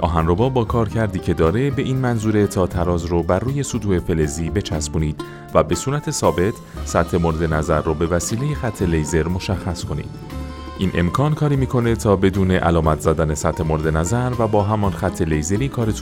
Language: Persian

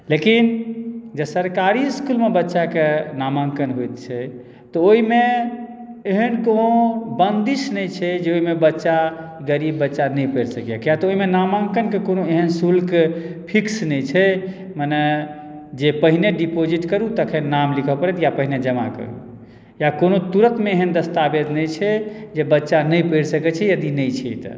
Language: Maithili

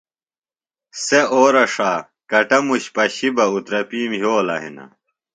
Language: Phalura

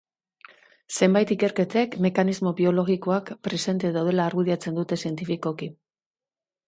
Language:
Basque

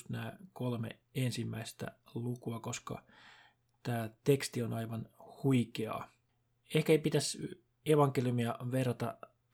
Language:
Finnish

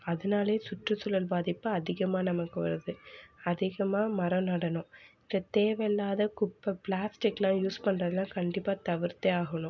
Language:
Tamil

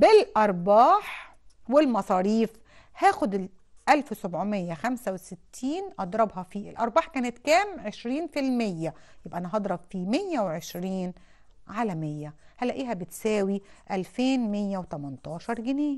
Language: Arabic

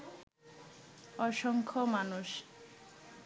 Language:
Bangla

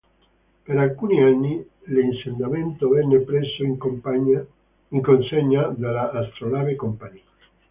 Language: Italian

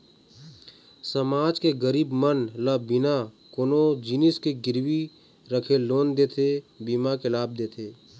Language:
Chhattisgarhi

